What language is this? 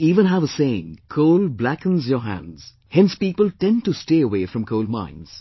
English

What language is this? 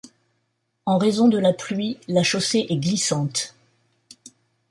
French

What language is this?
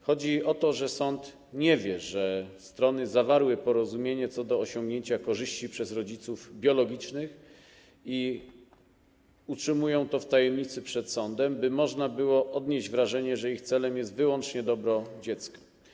Polish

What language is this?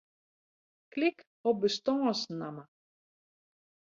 Western Frisian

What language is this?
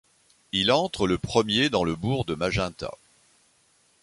French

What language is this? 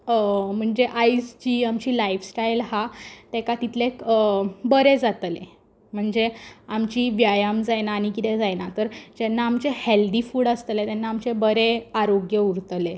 Konkani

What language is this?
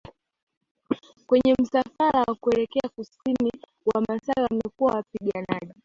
Swahili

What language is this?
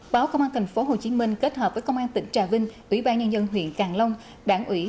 Vietnamese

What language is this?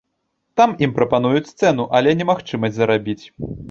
Belarusian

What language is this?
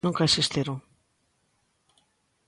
Galician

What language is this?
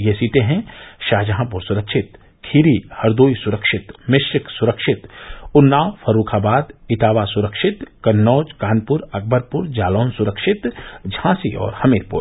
Hindi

